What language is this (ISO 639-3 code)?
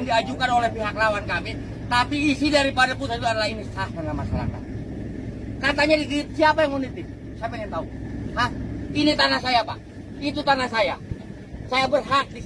ind